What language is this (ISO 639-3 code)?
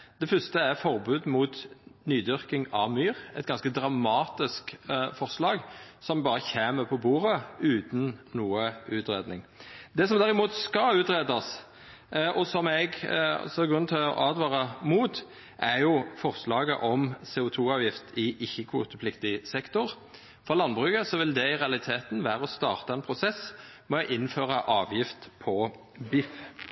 nno